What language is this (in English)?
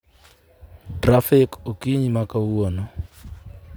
Luo (Kenya and Tanzania)